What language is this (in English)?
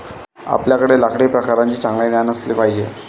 Marathi